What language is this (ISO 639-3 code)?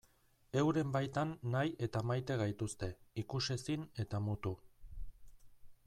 eus